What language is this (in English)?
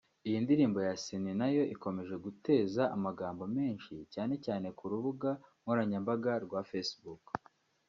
Kinyarwanda